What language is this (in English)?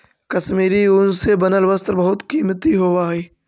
Magahi